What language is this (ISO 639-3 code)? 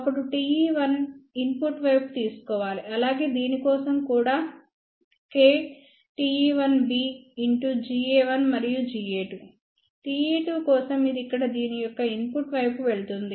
tel